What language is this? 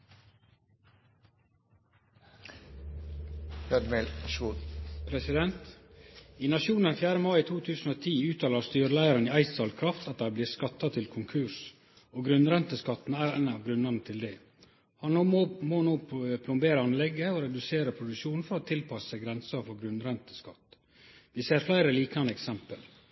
Norwegian Nynorsk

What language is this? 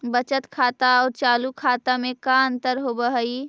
Magahi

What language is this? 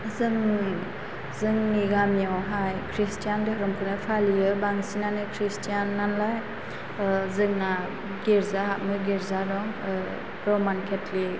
Bodo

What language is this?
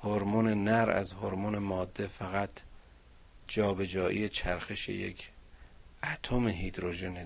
Persian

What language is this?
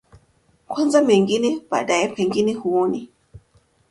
Swahili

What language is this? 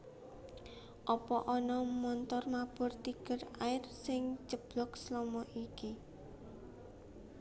Javanese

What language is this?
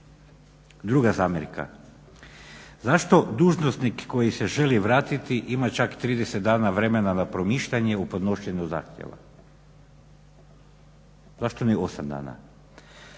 Croatian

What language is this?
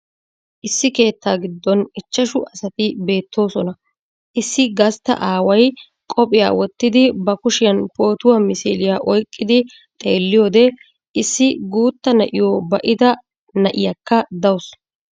Wolaytta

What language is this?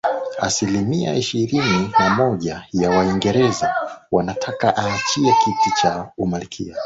Swahili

